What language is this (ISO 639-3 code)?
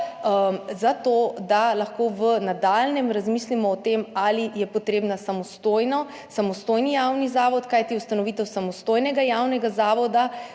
slv